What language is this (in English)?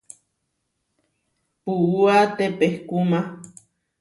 Huarijio